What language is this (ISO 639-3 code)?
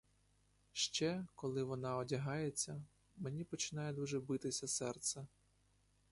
ukr